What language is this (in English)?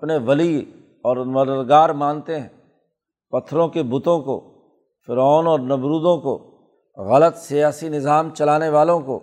Urdu